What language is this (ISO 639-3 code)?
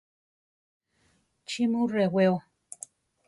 tar